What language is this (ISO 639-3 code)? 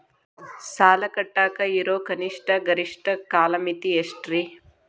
kan